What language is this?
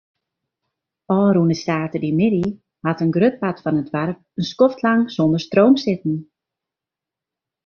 Western Frisian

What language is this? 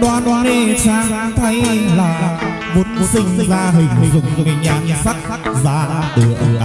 Indonesian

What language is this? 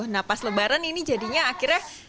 Indonesian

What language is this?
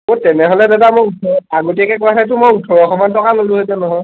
Assamese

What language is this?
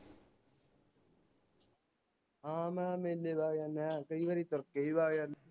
Punjabi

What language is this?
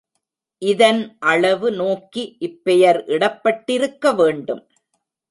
Tamil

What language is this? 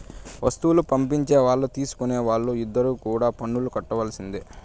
Telugu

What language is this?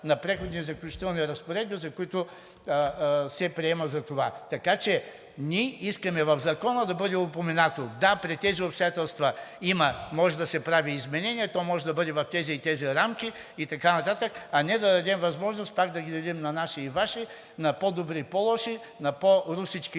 Bulgarian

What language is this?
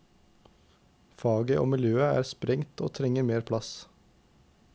Norwegian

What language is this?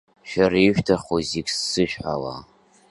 Abkhazian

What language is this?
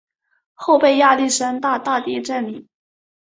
Chinese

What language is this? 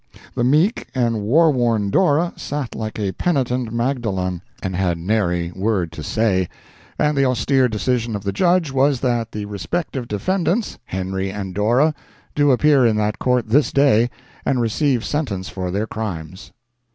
English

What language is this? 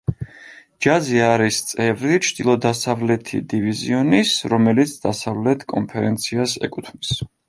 Georgian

